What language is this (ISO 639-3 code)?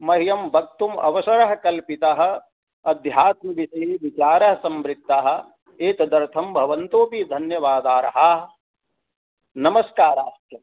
san